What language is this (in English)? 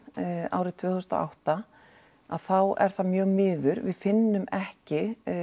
Icelandic